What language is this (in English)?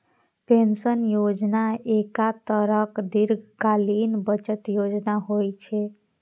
Maithili